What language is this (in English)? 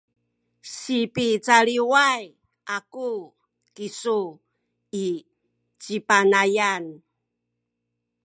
Sakizaya